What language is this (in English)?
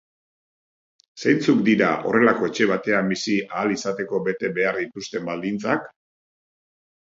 Basque